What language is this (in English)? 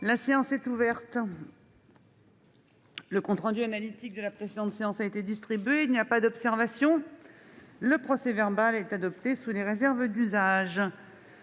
French